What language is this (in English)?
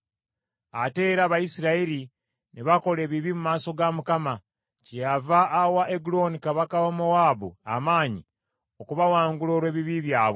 Ganda